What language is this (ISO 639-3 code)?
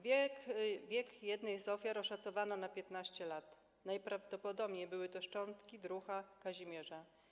pol